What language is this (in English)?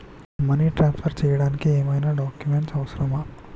Telugu